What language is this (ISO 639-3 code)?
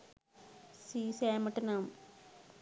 sin